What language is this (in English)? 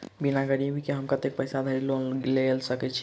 Maithili